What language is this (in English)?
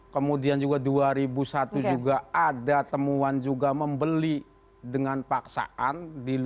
Indonesian